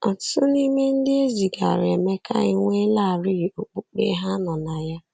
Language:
Igbo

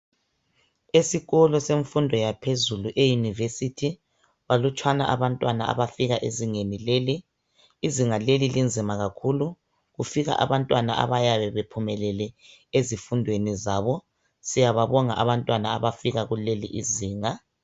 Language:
North Ndebele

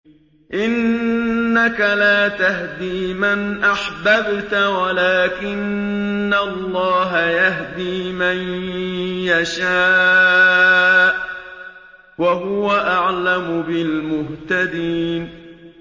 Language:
Arabic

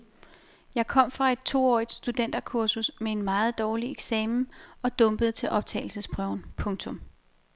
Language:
Danish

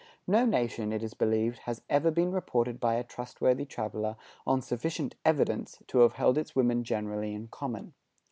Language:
English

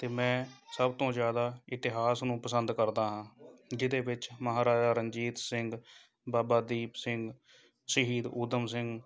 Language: Punjabi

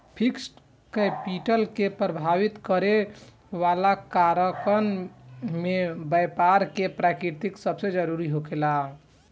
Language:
Bhojpuri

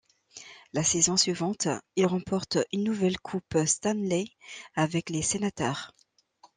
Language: French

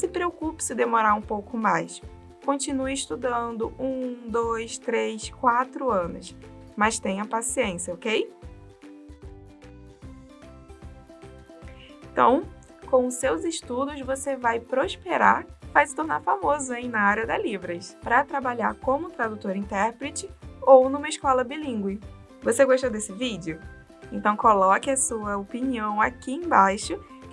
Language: Portuguese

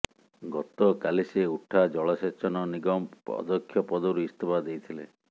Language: Odia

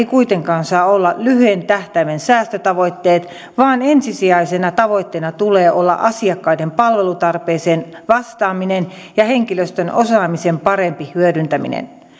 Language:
Finnish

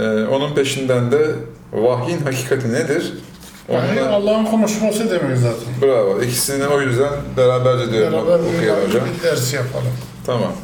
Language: Turkish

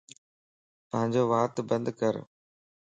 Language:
Lasi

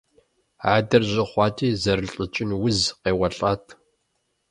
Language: Kabardian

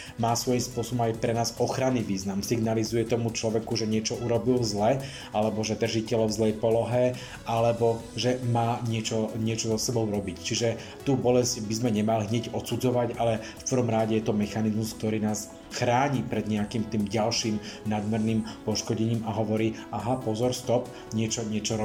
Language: Slovak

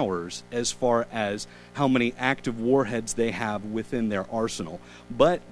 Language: English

